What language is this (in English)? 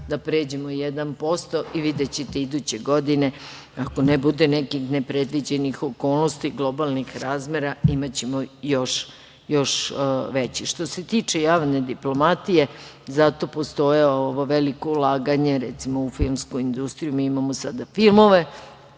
Serbian